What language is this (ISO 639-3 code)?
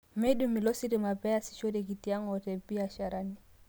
mas